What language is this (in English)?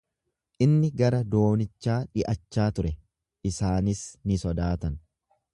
Oromo